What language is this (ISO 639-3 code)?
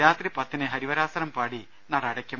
mal